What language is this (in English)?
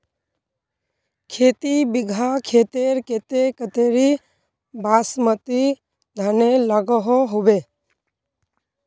Magahi